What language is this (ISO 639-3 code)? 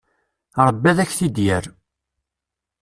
kab